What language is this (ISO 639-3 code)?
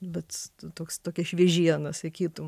lit